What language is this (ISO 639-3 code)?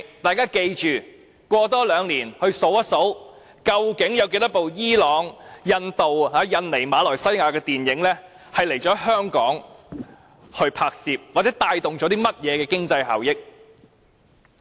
yue